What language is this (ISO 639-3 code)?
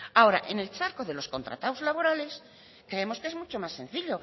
spa